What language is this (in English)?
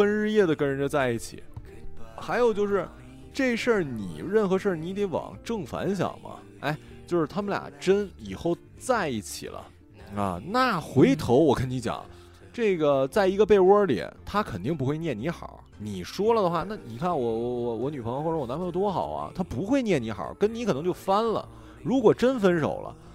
Chinese